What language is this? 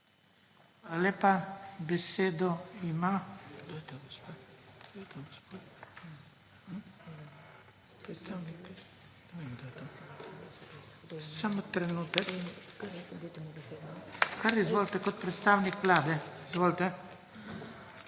Slovenian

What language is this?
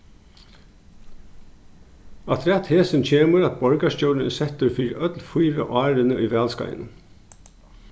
Faroese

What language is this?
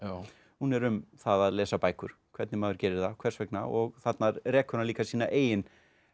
Icelandic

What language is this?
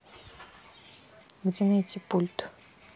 Russian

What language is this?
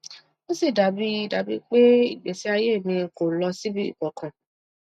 Yoruba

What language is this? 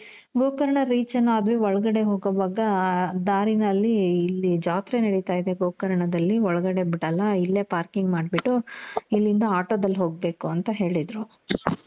Kannada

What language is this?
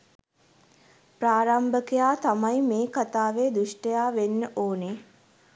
Sinhala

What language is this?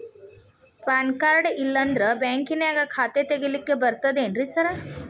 Kannada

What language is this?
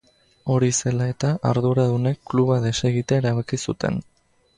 Basque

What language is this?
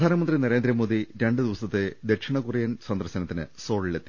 Malayalam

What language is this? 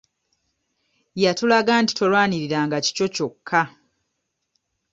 Ganda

